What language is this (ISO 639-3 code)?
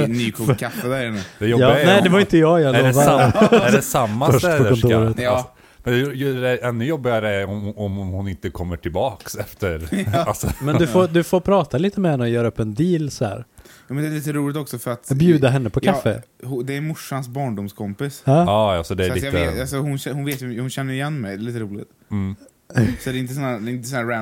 swe